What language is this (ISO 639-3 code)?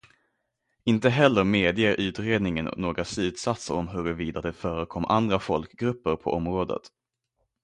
swe